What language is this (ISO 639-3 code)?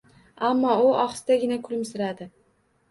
uzb